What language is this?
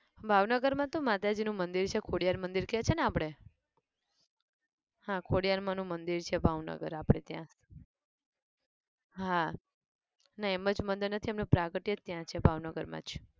Gujarati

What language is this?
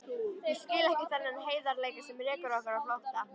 Icelandic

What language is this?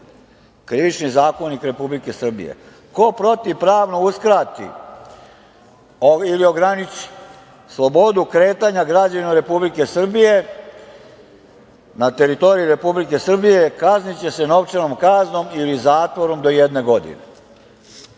Serbian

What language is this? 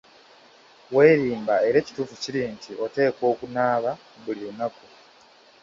Ganda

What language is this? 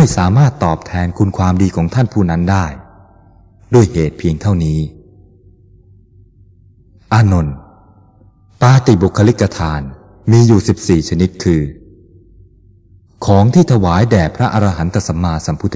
Thai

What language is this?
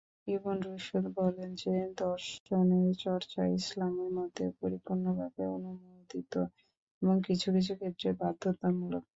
Bangla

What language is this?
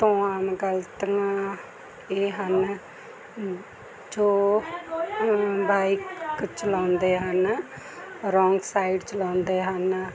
Punjabi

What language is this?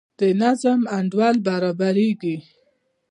Pashto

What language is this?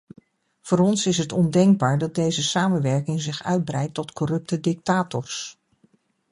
Dutch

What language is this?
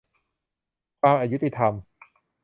Thai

